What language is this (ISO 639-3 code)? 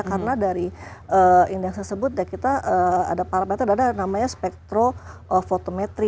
ind